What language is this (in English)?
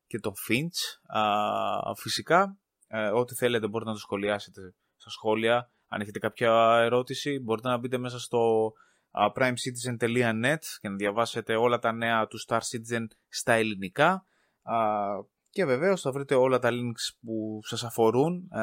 Greek